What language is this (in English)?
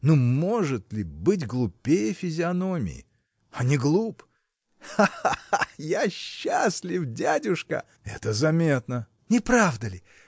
Russian